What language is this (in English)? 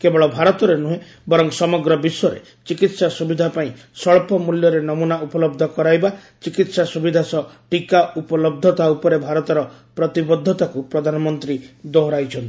Odia